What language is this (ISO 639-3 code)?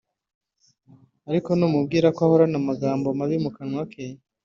kin